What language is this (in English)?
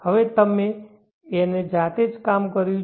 Gujarati